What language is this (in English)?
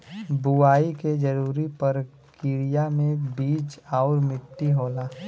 Bhojpuri